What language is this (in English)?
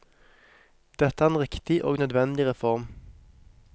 Norwegian